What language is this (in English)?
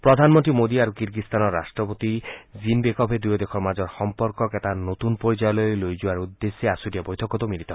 Assamese